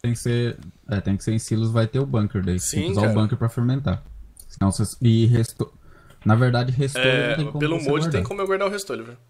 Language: Portuguese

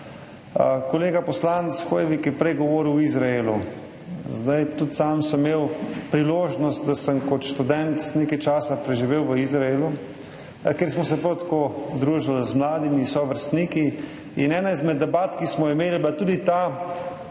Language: Slovenian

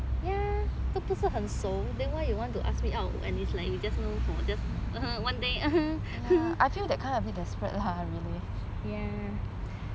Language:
English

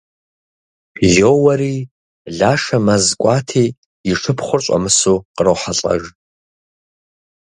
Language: Kabardian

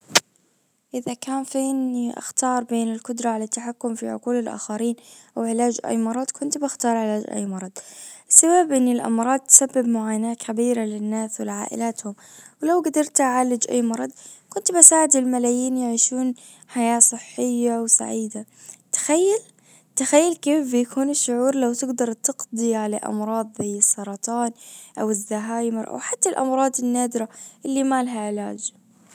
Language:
Najdi Arabic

